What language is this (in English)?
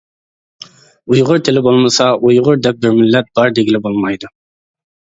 Uyghur